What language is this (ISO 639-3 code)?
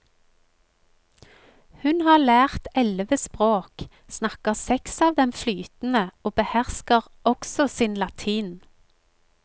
nor